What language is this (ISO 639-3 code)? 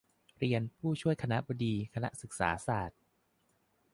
tha